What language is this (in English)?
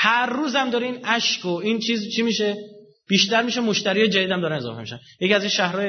Persian